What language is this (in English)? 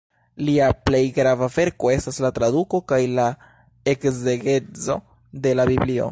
Esperanto